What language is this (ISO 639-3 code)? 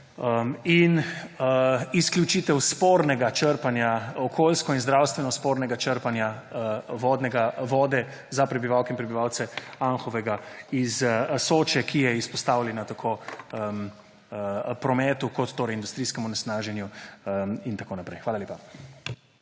slv